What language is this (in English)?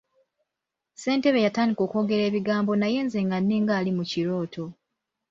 Ganda